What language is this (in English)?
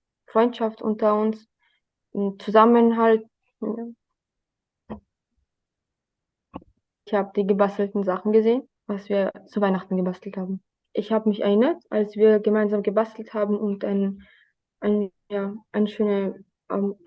German